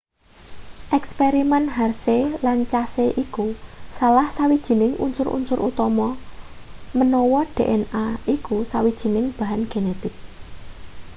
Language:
Javanese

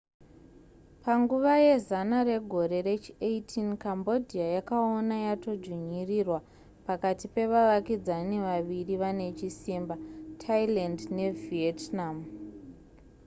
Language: Shona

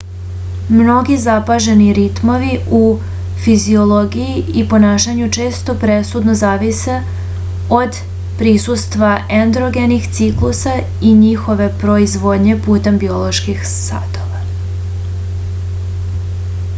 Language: Serbian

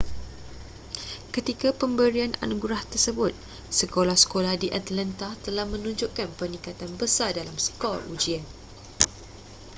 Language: Malay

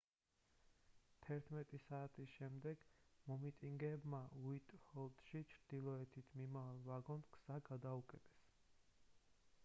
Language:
Georgian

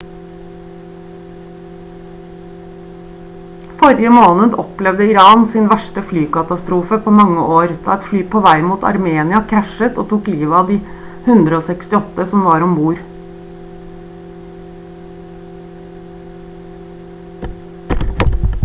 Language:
Norwegian Bokmål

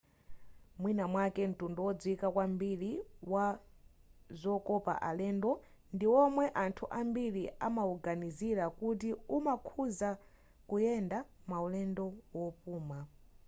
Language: Nyanja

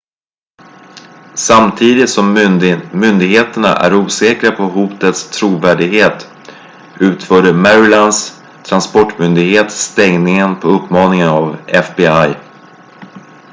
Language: Swedish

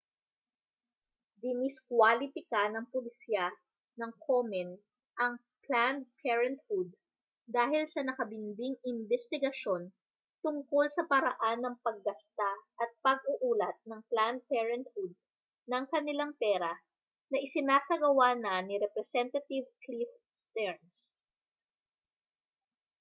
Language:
Filipino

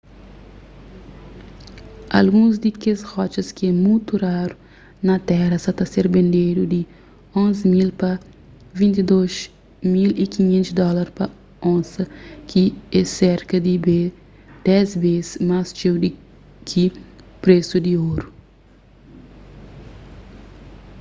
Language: Kabuverdianu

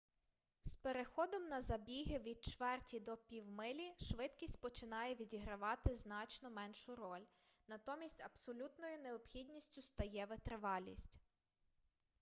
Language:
Ukrainian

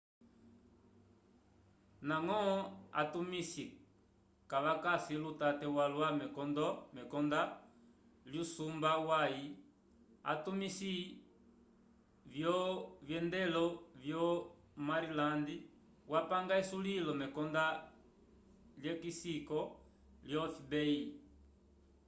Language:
Umbundu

